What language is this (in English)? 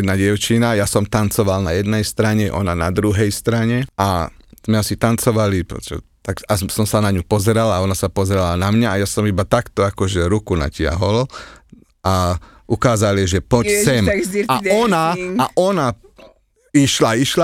Slovak